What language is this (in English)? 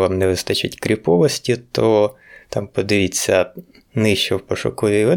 Ukrainian